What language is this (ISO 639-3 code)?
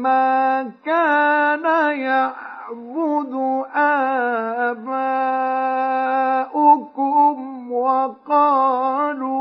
ara